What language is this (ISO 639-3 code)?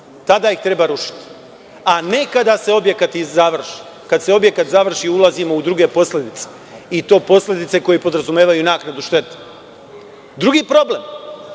srp